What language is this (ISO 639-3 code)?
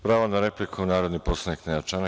srp